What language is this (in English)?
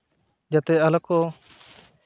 Santali